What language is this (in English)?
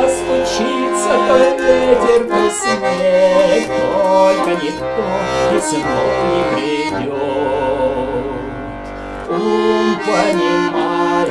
Russian